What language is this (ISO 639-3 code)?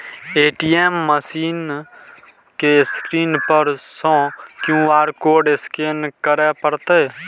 mai